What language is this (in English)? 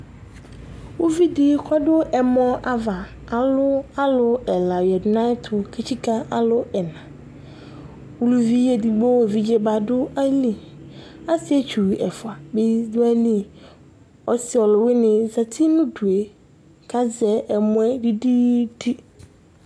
Ikposo